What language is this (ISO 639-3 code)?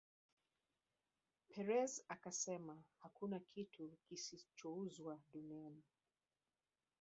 swa